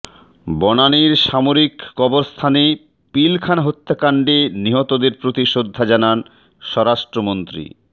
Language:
Bangla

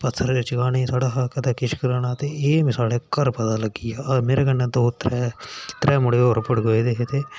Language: Dogri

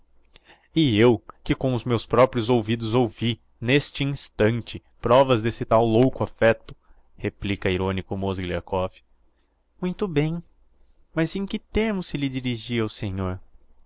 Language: Portuguese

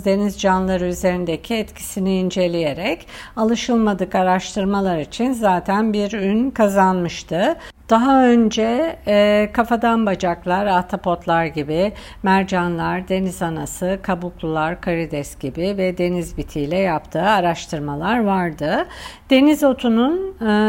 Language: Turkish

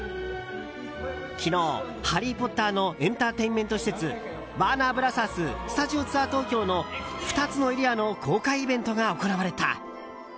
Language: Japanese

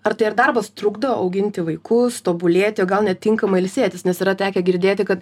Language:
Lithuanian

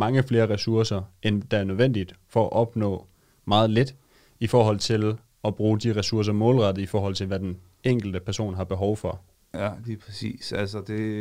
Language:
Danish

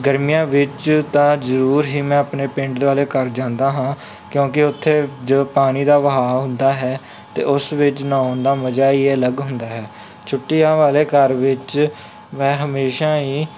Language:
Punjabi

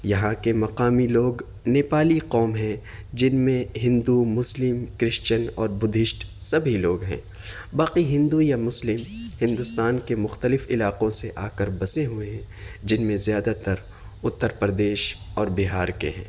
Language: Urdu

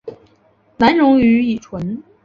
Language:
Chinese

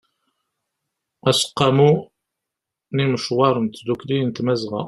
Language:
Kabyle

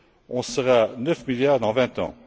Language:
French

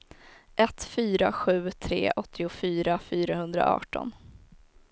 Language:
Swedish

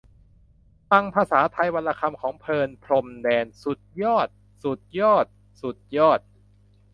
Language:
Thai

